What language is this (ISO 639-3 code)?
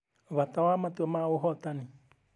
kik